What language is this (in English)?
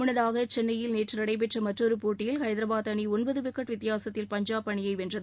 Tamil